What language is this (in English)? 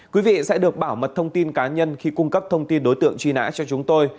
Vietnamese